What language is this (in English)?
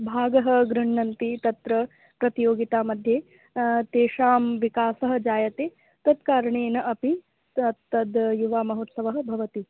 Sanskrit